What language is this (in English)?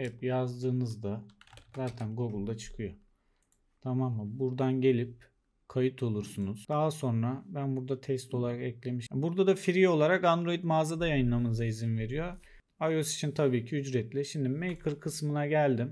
Turkish